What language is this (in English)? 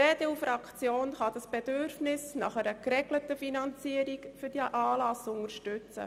Swiss German